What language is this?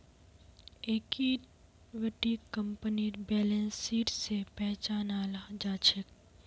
Magahi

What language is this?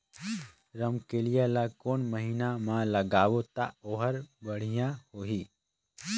Chhattisgarhi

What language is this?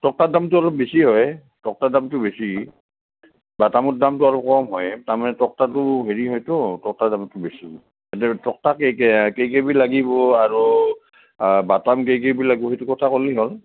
Assamese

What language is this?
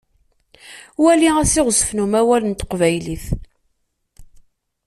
Kabyle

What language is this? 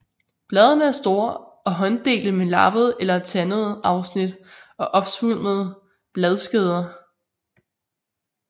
Danish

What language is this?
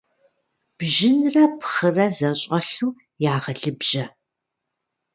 Kabardian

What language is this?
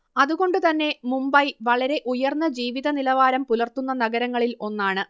Malayalam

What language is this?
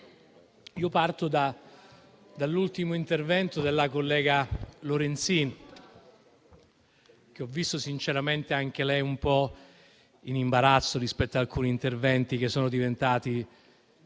Italian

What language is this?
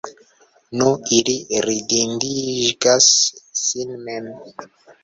Esperanto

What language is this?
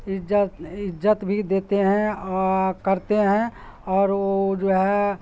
Urdu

